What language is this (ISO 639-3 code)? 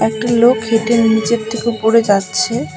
ben